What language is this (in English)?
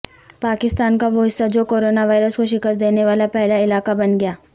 Urdu